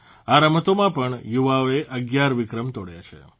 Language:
Gujarati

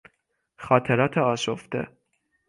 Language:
Persian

